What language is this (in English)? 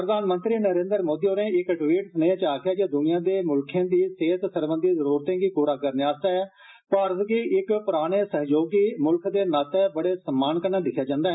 Dogri